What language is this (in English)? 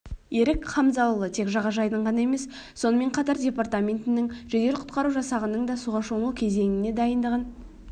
Kazakh